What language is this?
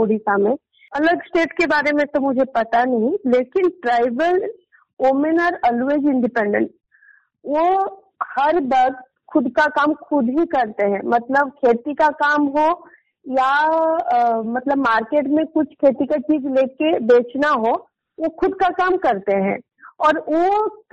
Hindi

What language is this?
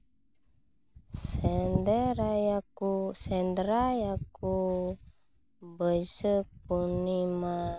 Santali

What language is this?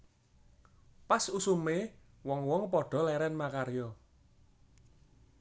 Javanese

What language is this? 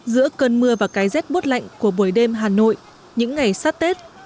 Vietnamese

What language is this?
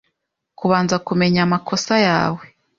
Kinyarwanda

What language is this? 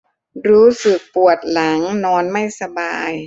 Thai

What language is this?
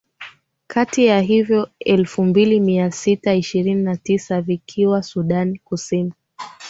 Swahili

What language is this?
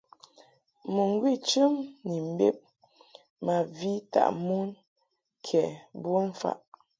Mungaka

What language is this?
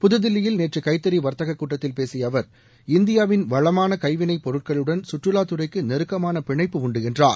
Tamil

